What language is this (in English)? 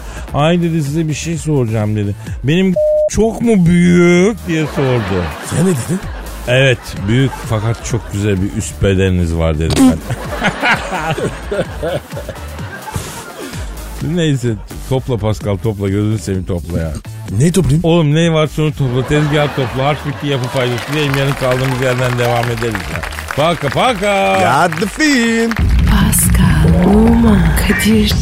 Turkish